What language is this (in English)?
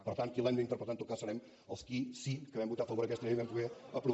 Catalan